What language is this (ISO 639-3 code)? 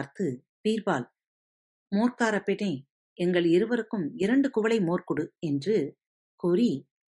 tam